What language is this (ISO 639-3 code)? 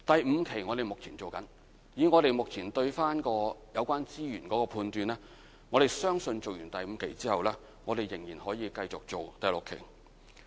yue